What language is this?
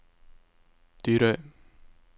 Norwegian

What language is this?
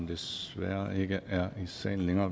Danish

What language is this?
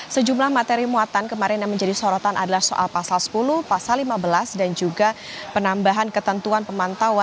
Indonesian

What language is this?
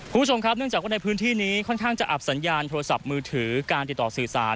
Thai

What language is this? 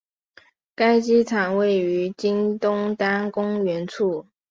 Chinese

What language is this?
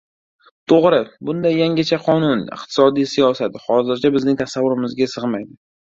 Uzbek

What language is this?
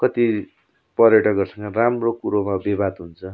Nepali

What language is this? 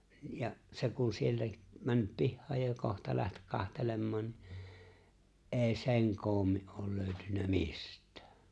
Finnish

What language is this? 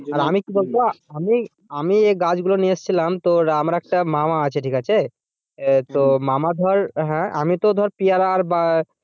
Bangla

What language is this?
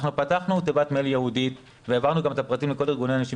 Hebrew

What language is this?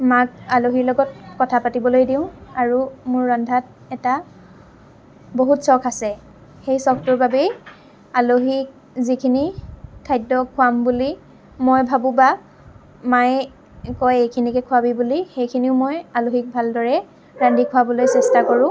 Assamese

